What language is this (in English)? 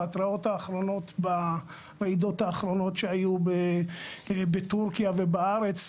Hebrew